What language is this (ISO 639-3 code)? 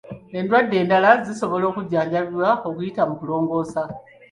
lug